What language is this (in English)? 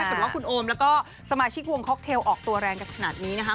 Thai